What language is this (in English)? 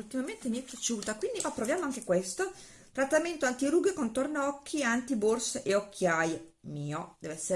Italian